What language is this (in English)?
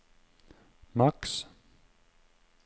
Norwegian